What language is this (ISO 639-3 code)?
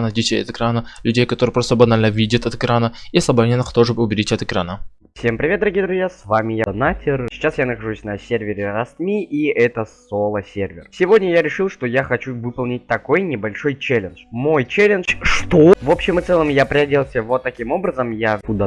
rus